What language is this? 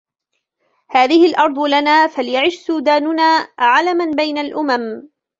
Arabic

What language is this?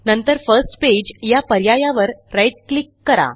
Marathi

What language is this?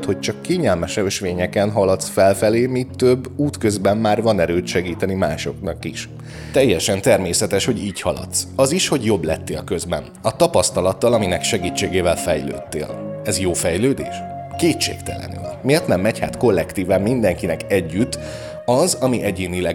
Hungarian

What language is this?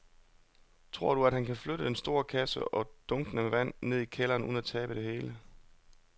Danish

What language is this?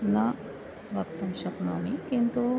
Sanskrit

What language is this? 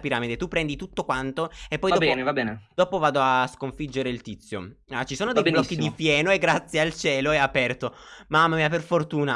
Italian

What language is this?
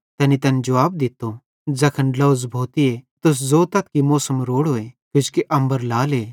Bhadrawahi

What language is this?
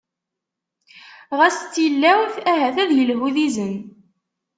Kabyle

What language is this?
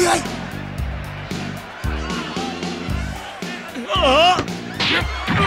Japanese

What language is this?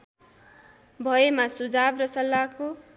Nepali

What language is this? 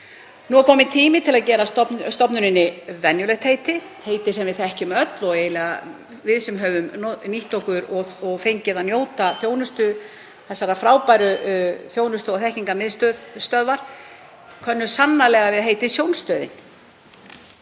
Icelandic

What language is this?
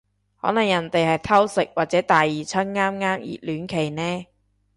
Cantonese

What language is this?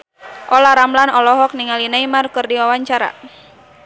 Sundanese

